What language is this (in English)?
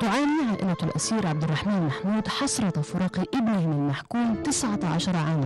Arabic